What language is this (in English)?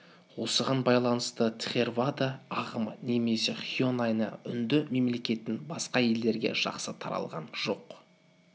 Kazakh